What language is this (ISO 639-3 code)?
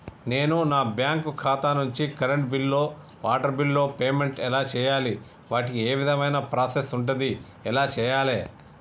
tel